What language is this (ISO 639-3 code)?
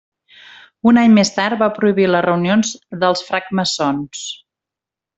cat